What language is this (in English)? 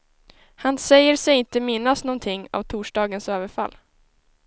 Swedish